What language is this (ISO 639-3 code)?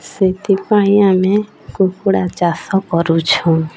ori